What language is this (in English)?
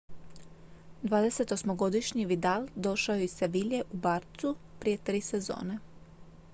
Croatian